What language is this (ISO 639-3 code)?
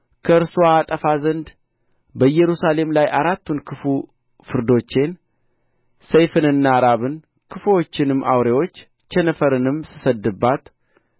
amh